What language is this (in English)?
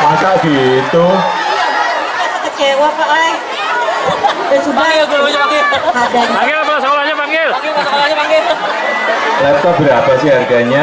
Indonesian